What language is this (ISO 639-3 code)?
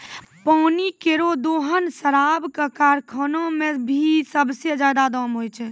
mai